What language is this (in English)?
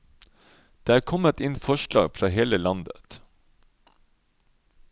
Norwegian